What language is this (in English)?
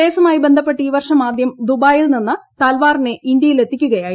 Malayalam